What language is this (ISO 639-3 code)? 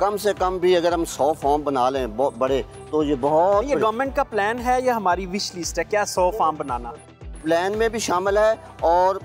hin